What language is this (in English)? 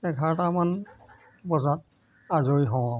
Assamese